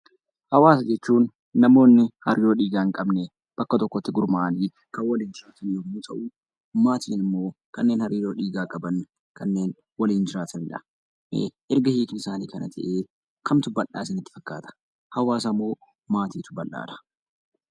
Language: Oromo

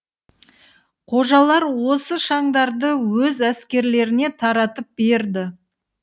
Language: Kazakh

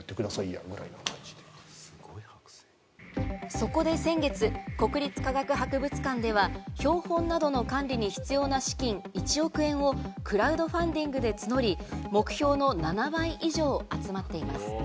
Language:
Japanese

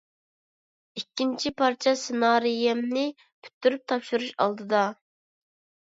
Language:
Uyghur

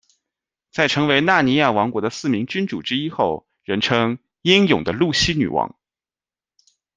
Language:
Chinese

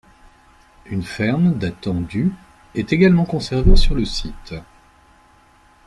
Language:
French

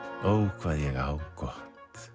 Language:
Icelandic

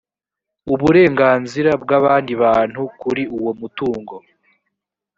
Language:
Kinyarwanda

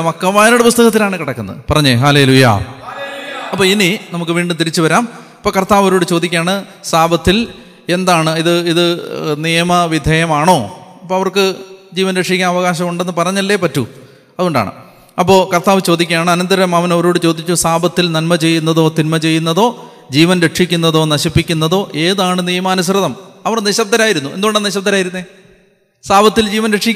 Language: Malayalam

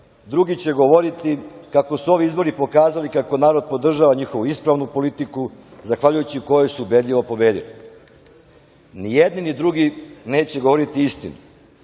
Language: Serbian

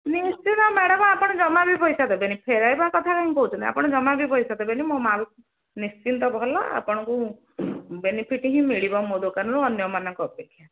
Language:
Odia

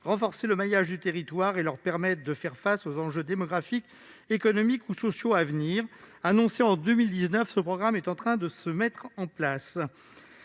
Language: French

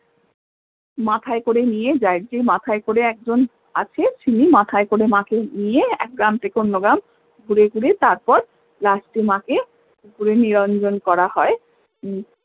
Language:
Bangla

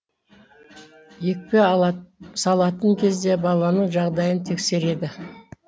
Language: Kazakh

